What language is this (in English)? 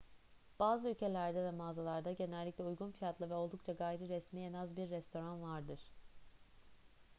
Turkish